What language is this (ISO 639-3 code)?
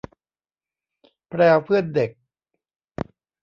tha